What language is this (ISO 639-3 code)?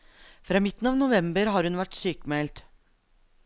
nor